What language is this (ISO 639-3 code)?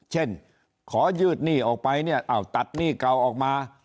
tha